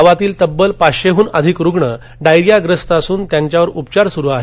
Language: Marathi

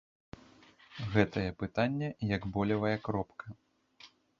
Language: Belarusian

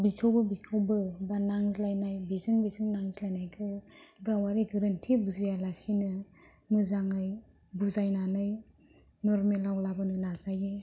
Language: Bodo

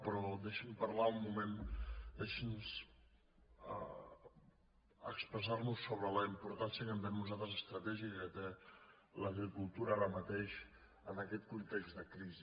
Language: Catalan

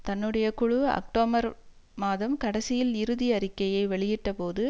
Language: Tamil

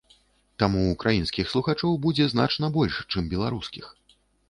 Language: Belarusian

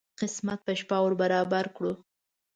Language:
Pashto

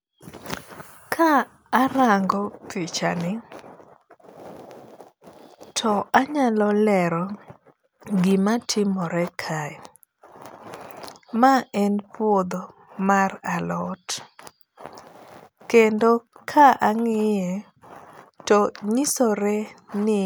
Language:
Luo (Kenya and Tanzania)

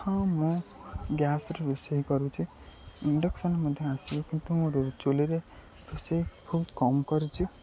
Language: Odia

